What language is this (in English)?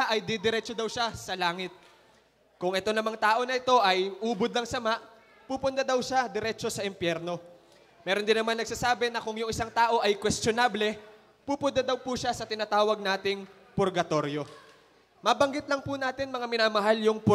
Filipino